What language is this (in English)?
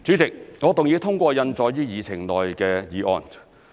Cantonese